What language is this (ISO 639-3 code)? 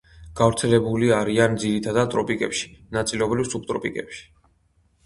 kat